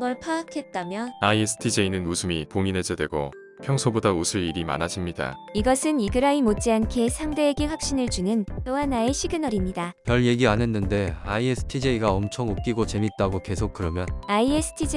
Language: Korean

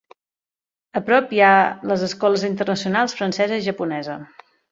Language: Catalan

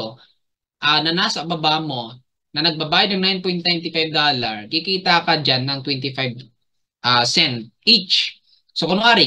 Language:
Filipino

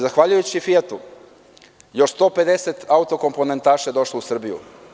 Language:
Serbian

